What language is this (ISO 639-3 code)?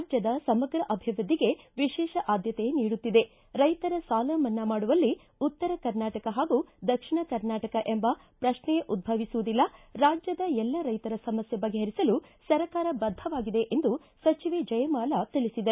kan